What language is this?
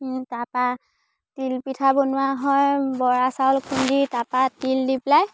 Assamese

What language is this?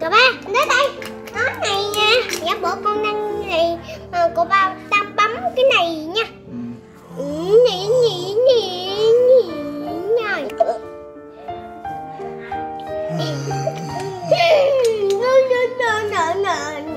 Vietnamese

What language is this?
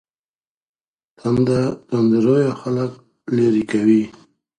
Pashto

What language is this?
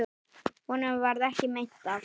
Icelandic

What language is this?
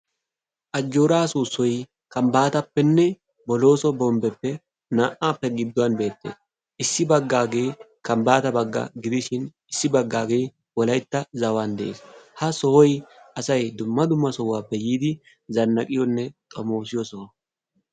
Wolaytta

